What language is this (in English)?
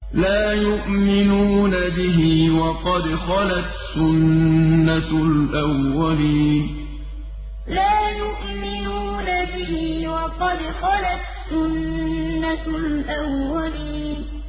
Arabic